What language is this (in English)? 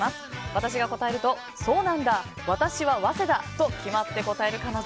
Japanese